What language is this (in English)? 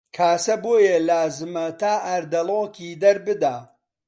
Central Kurdish